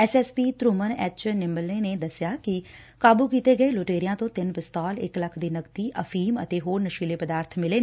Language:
Punjabi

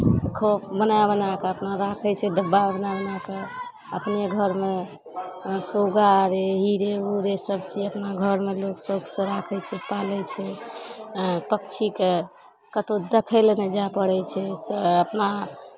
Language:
Maithili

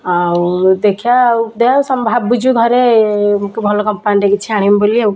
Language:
Odia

